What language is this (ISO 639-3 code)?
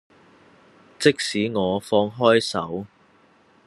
yue